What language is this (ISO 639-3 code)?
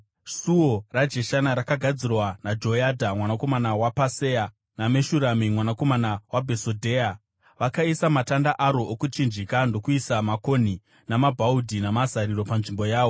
sna